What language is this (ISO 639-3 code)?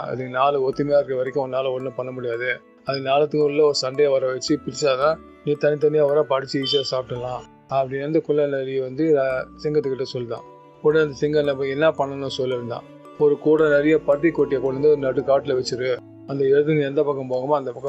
tam